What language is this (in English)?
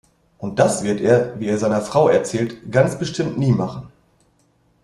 German